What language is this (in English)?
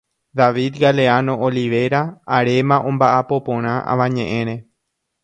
Guarani